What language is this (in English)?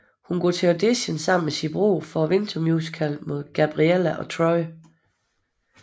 Danish